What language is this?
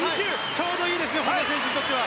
Japanese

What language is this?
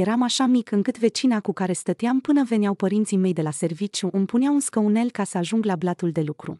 Romanian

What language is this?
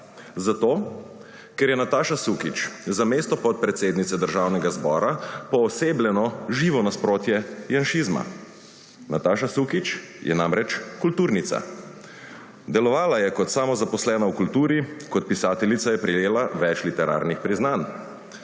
Slovenian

